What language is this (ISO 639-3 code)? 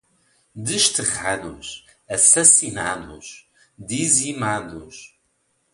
por